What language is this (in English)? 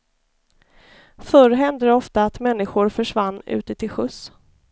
Swedish